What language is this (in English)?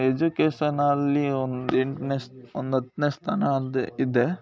Kannada